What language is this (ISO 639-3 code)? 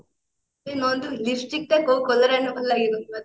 ori